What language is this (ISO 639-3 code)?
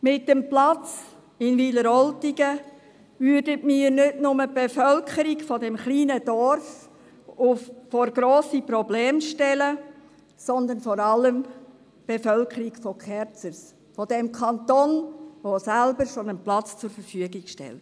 gsw